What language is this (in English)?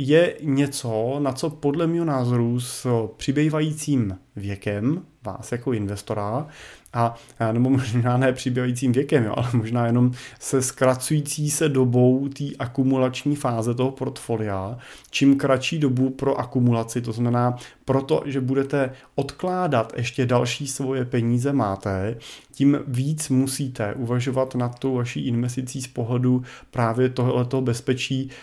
Czech